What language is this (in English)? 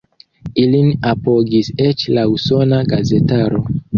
Esperanto